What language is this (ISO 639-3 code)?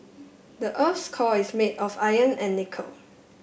eng